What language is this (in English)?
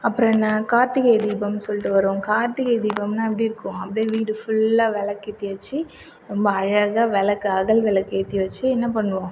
Tamil